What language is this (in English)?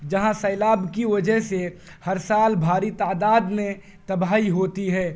Urdu